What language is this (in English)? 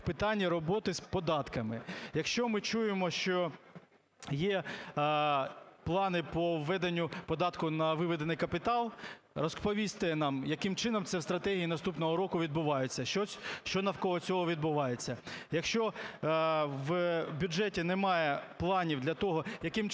Ukrainian